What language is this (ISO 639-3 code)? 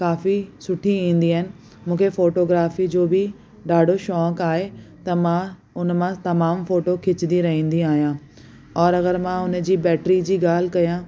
snd